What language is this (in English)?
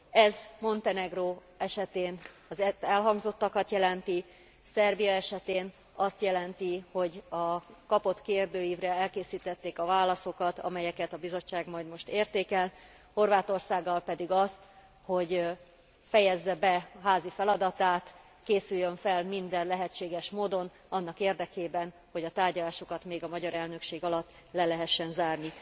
Hungarian